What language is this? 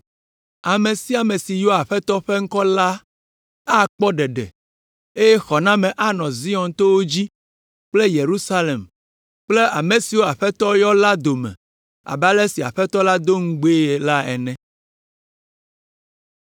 Ewe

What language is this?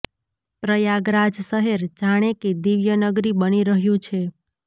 Gujarati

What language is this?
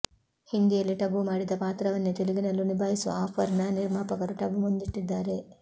Kannada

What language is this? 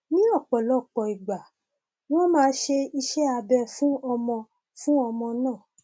Yoruba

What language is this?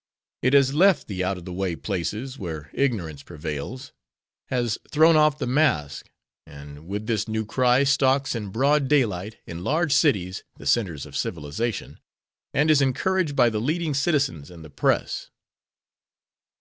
English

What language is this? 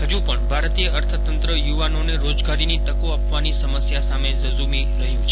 Gujarati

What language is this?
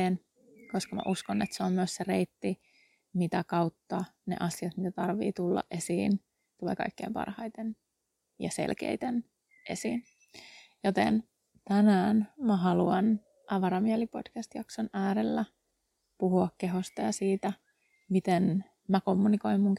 Finnish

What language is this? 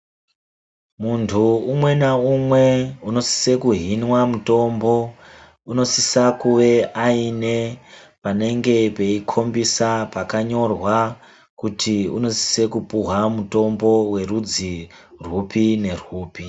Ndau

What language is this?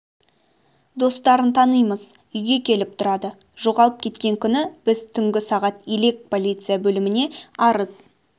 Kazakh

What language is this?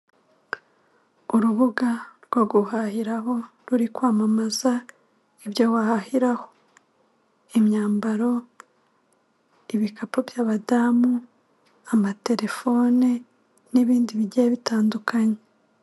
Kinyarwanda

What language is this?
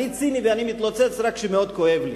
Hebrew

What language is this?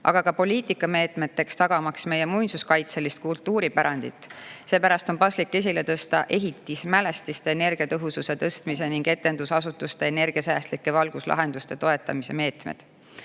Estonian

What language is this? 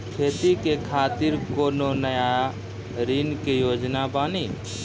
Maithili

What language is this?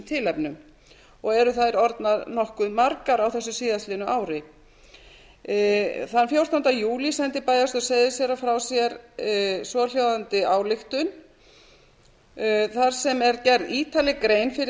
Icelandic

